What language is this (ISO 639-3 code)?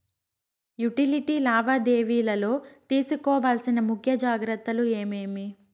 tel